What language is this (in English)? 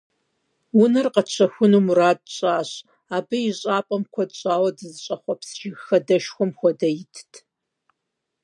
Kabardian